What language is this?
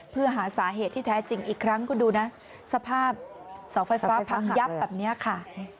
Thai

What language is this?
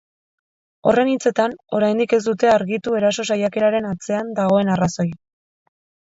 Basque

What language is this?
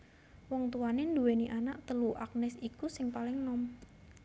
Javanese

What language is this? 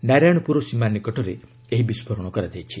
Odia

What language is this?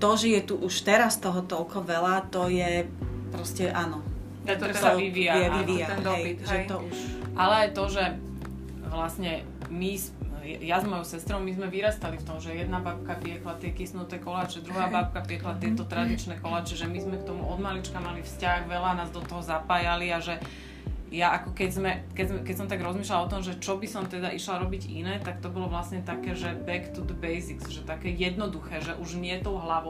Slovak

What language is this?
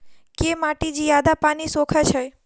Maithili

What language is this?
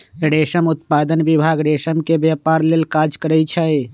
Magahi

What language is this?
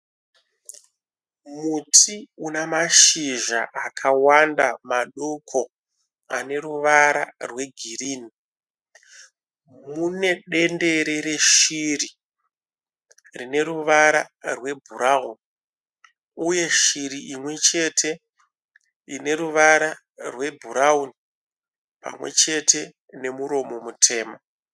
Shona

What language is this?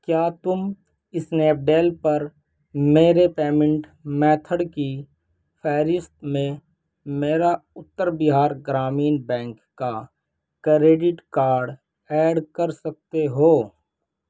Urdu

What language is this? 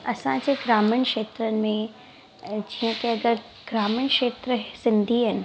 Sindhi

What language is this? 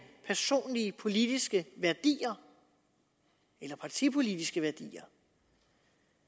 Danish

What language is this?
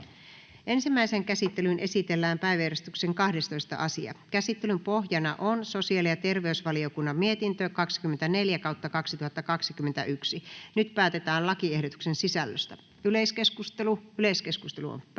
Finnish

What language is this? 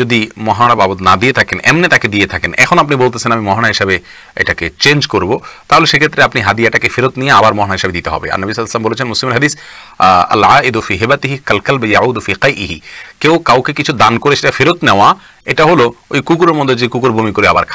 Arabic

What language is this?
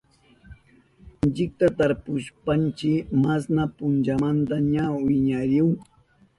Southern Pastaza Quechua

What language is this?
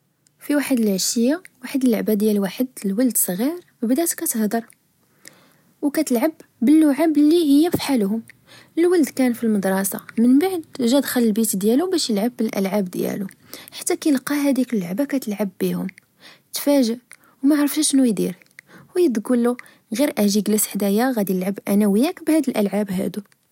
Moroccan Arabic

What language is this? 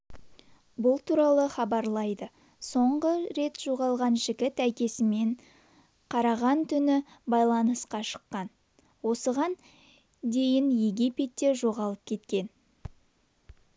Kazakh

